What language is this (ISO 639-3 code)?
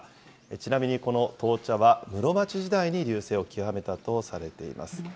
jpn